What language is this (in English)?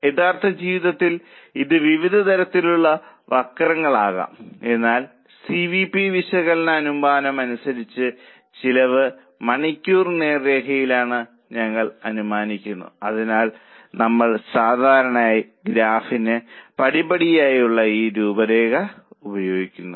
Malayalam